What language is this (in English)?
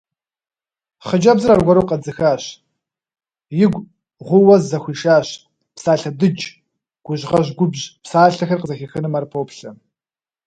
Kabardian